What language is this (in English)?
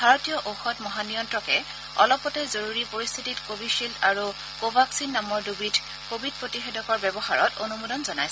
Assamese